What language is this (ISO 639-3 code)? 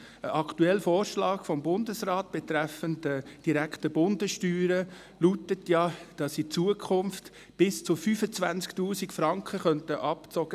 gsw